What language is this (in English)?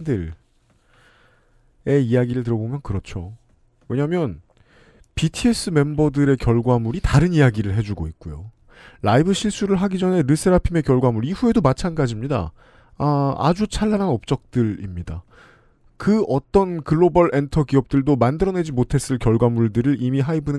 Korean